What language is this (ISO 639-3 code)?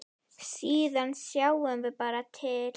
isl